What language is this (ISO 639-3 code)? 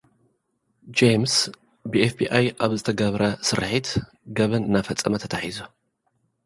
tir